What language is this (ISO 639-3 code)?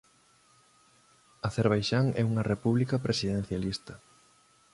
glg